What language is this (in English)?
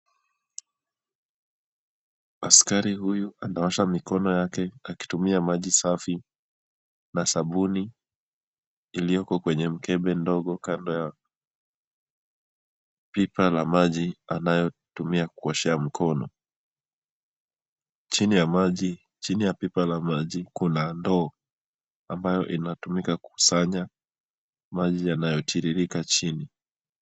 Swahili